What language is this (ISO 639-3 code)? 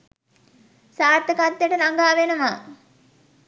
sin